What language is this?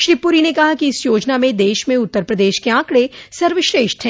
Hindi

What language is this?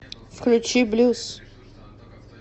Russian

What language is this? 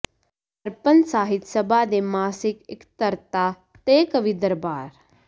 Punjabi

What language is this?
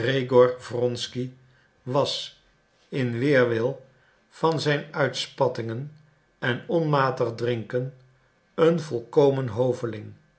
Dutch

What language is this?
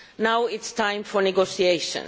English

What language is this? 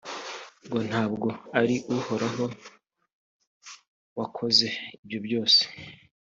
Kinyarwanda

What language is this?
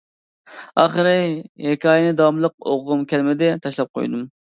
Uyghur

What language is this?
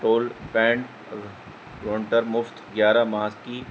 Urdu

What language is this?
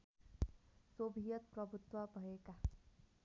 Nepali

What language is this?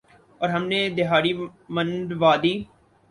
Urdu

